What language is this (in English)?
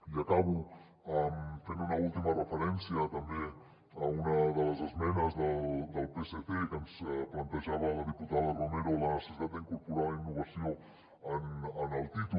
Catalan